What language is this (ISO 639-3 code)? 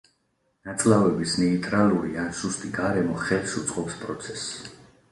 kat